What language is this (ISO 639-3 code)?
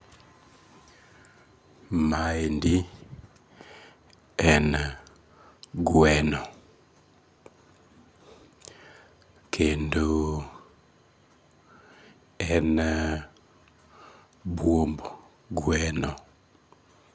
luo